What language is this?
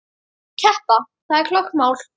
Icelandic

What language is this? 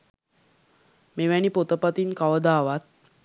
Sinhala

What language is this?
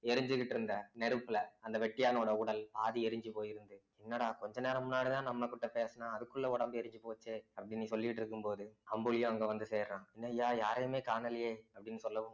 Tamil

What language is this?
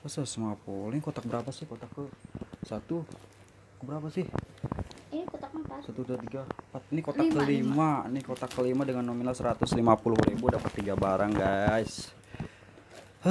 Indonesian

